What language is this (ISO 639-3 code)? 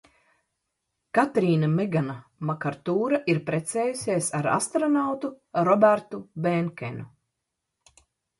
lav